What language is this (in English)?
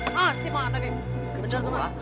Indonesian